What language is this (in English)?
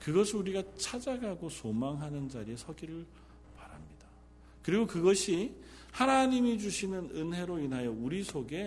Korean